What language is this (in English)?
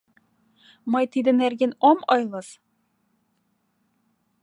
Mari